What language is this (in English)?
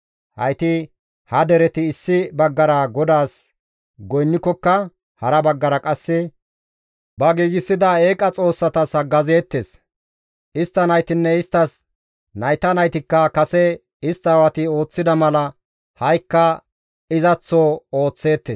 Gamo